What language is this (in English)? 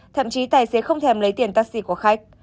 Vietnamese